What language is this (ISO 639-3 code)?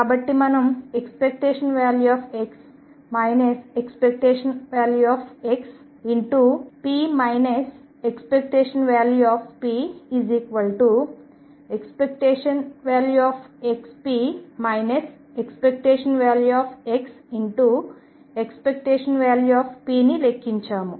tel